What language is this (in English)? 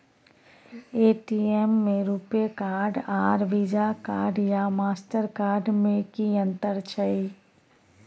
Maithili